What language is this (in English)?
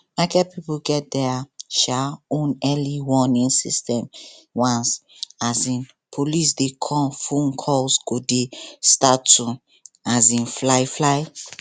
Nigerian Pidgin